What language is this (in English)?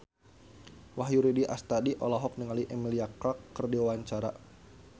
Sundanese